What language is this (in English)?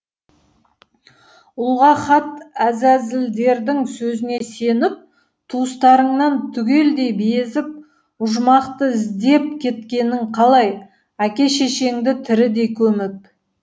Kazakh